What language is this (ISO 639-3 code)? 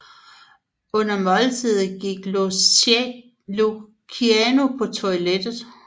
dan